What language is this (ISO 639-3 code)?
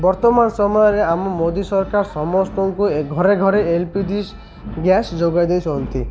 ori